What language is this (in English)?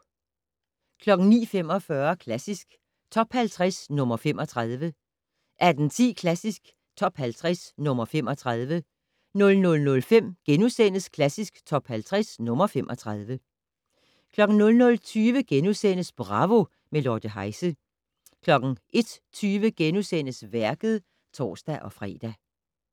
Danish